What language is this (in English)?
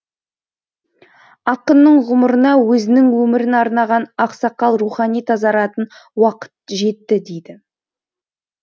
Kazakh